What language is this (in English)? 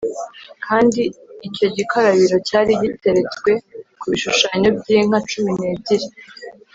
Kinyarwanda